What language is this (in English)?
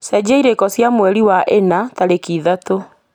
Kikuyu